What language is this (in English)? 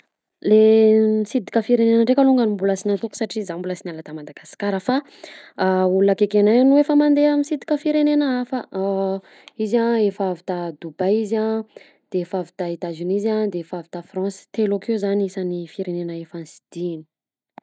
Southern Betsimisaraka Malagasy